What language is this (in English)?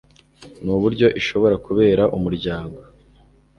Kinyarwanda